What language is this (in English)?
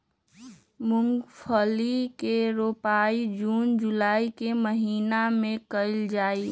Magahi